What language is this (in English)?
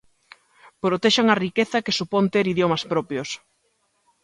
Galician